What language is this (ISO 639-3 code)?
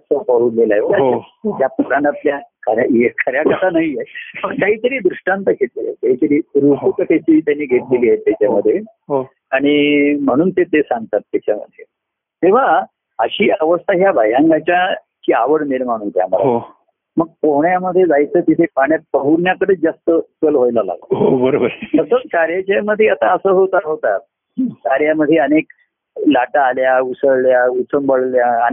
mar